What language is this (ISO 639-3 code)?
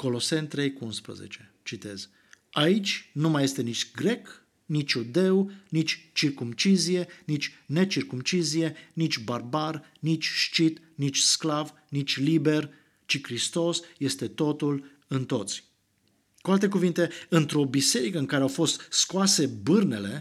ron